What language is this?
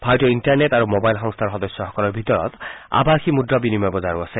Assamese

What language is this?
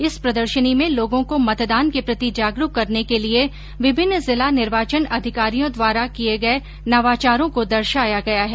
Hindi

